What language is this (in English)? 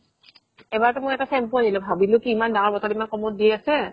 Assamese